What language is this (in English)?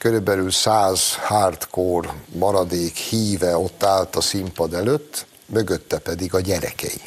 Hungarian